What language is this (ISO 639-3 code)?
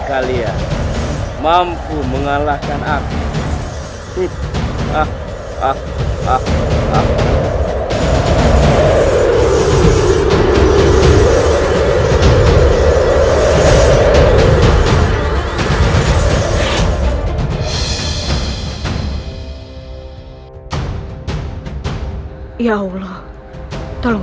ind